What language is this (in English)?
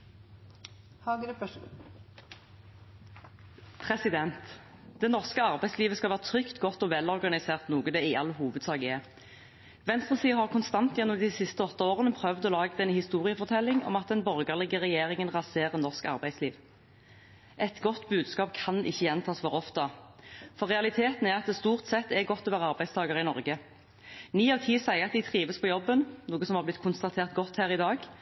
Norwegian Bokmål